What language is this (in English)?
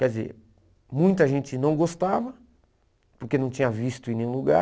Portuguese